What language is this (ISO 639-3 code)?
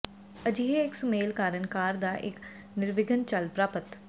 pan